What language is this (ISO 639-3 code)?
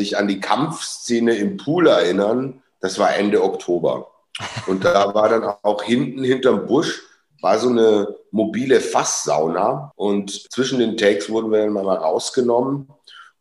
deu